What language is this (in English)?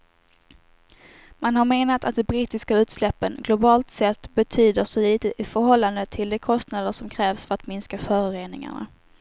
Swedish